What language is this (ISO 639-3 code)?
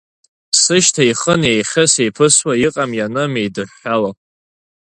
abk